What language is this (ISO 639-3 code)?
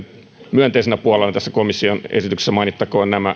fin